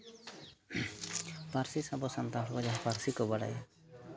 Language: Santali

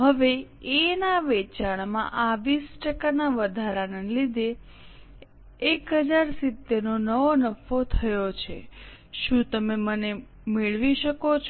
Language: Gujarati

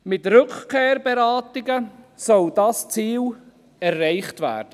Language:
Swiss German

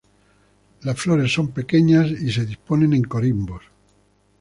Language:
Spanish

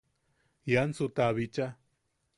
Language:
Yaqui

